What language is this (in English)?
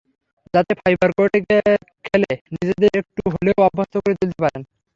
Bangla